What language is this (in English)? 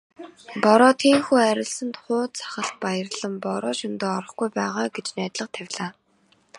Mongolian